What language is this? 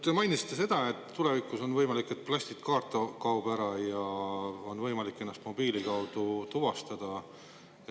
Estonian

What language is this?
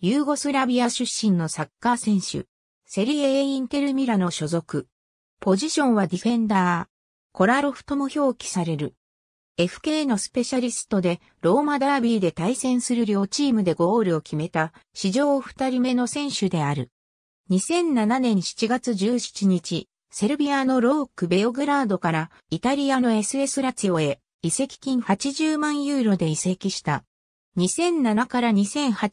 Japanese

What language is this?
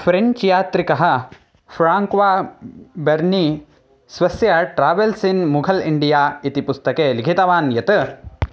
Sanskrit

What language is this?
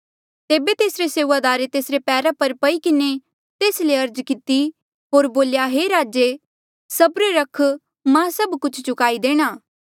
Mandeali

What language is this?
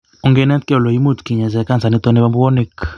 Kalenjin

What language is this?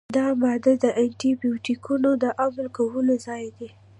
Pashto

